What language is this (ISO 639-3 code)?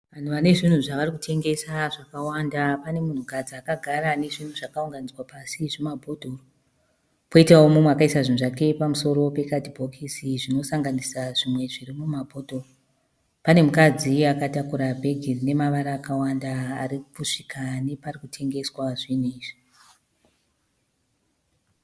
sna